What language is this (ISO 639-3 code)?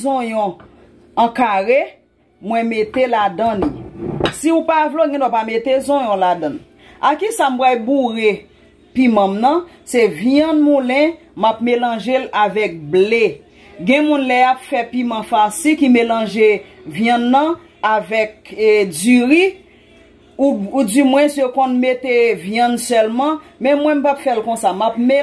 fra